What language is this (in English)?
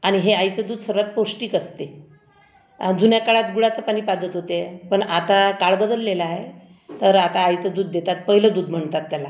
Marathi